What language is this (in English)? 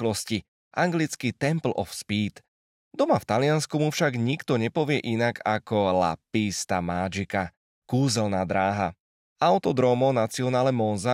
Slovak